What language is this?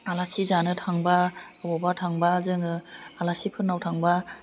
Bodo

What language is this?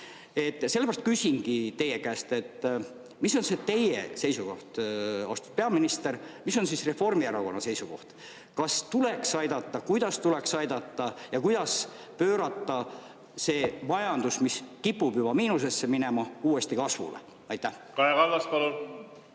Estonian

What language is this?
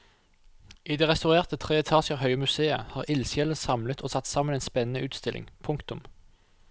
Norwegian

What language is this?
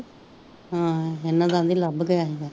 Punjabi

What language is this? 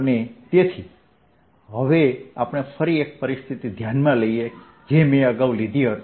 Gujarati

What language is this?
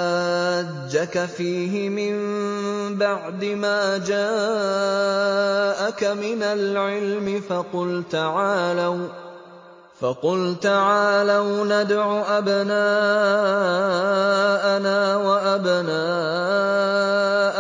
Arabic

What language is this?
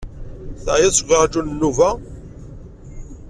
Kabyle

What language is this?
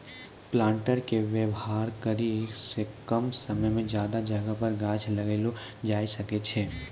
Maithili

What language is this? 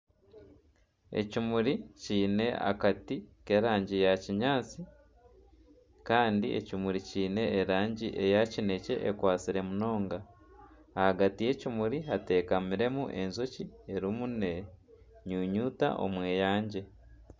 Nyankole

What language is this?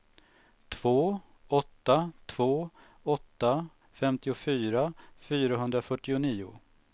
Swedish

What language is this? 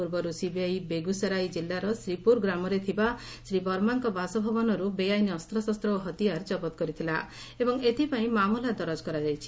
Odia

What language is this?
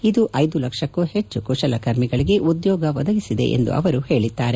Kannada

